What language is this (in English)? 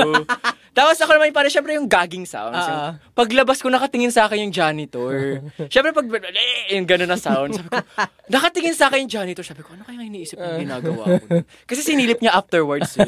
Filipino